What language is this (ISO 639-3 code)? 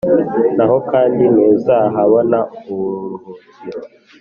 kin